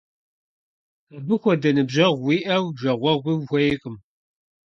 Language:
Kabardian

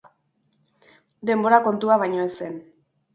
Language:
Basque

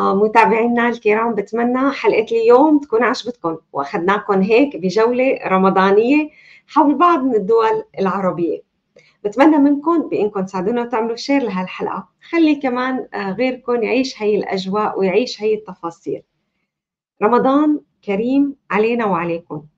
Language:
Arabic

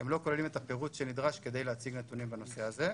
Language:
Hebrew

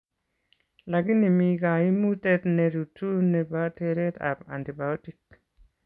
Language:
Kalenjin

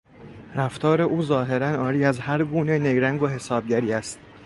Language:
Persian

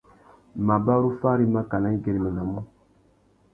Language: Tuki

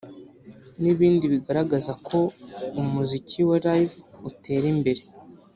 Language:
Kinyarwanda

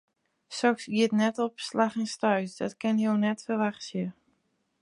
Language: Western Frisian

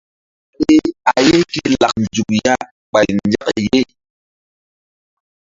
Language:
Mbum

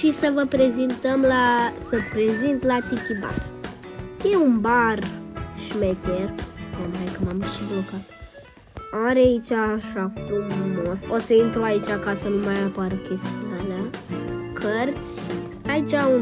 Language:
Romanian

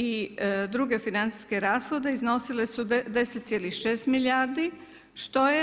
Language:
Croatian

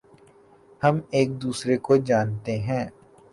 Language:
Urdu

